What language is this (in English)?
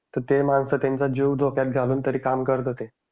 Marathi